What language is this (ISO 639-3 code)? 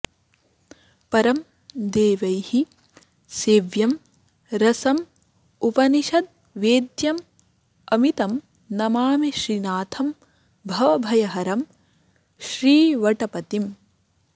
san